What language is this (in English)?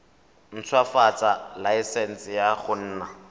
Tswana